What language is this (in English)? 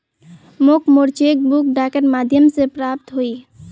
Magahi